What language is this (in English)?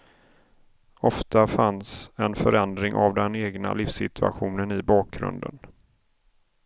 Swedish